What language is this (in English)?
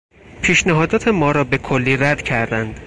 Persian